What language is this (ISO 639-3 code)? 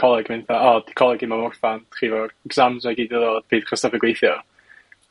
cym